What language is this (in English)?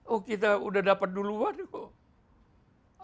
Indonesian